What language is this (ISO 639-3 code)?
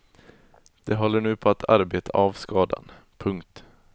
swe